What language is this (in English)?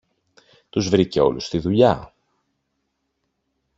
Greek